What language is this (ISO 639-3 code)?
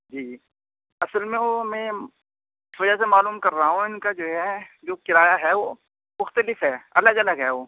urd